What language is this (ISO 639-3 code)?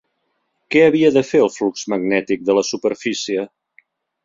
cat